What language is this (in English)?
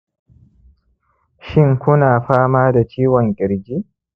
Hausa